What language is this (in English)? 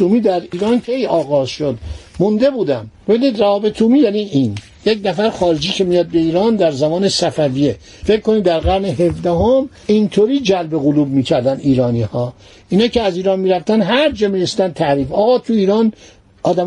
Persian